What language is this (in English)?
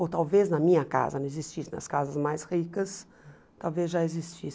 Portuguese